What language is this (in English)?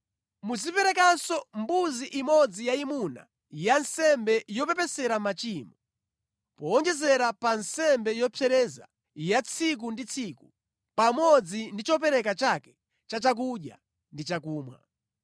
Nyanja